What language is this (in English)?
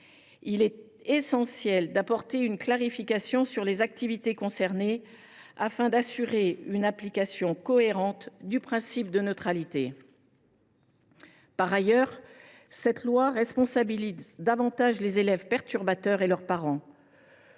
French